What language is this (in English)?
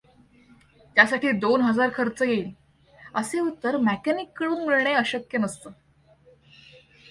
Marathi